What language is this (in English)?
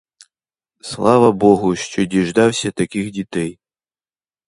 Ukrainian